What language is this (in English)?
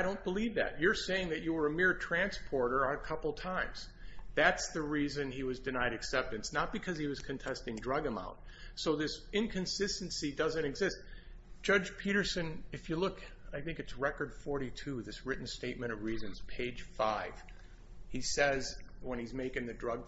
English